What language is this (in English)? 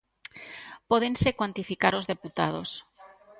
Galician